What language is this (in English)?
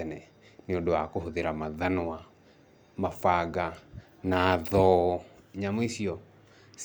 Kikuyu